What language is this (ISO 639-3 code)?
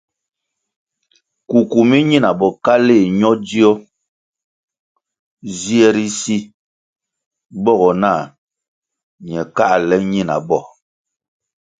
nmg